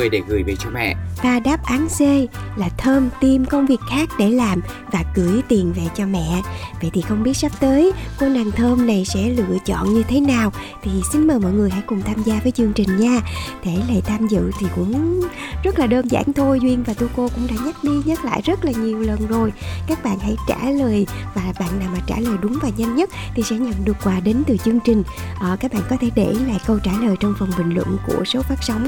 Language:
Vietnamese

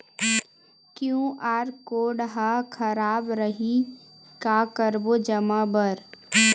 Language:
Chhattisgarhi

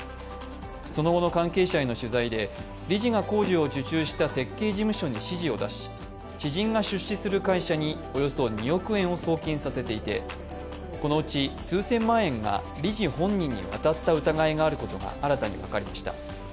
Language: Japanese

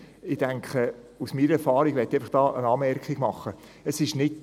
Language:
Swiss German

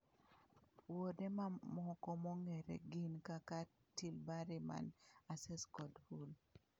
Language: Luo (Kenya and Tanzania)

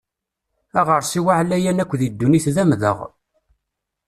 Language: Kabyle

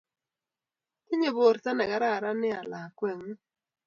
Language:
Kalenjin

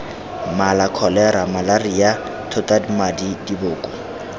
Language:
Tswana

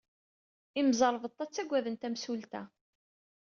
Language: Kabyle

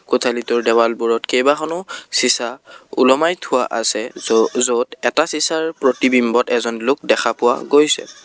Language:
Assamese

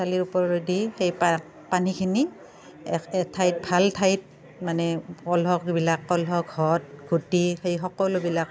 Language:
Assamese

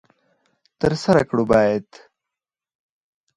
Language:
Pashto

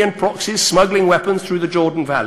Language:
Hebrew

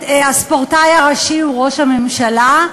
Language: Hebrew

